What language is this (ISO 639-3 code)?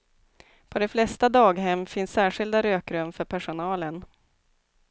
swe